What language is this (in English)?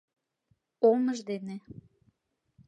Mari